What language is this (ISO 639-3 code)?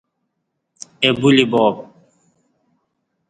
bsh